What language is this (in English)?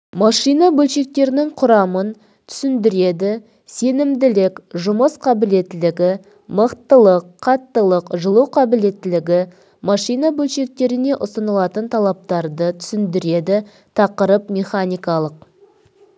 Kazakh